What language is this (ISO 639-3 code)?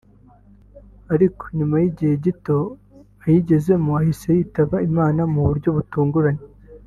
kin